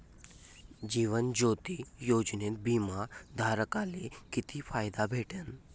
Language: Marathi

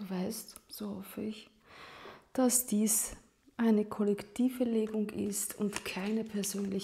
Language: German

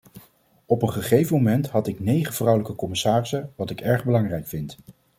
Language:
Dutch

